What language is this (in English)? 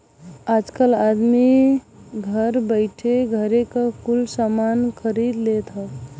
Bhojpuri